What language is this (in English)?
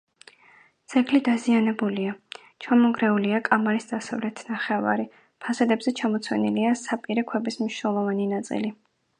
Georgian